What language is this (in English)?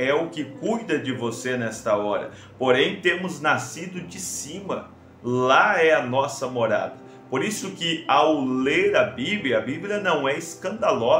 Portuguese